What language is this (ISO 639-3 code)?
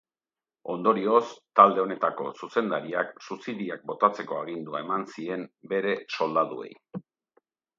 eus